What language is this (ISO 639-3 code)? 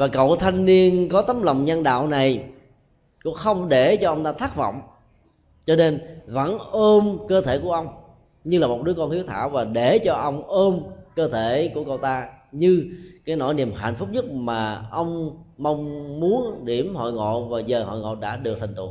vie